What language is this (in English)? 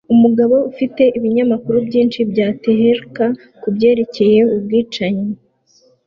Kinyarwanda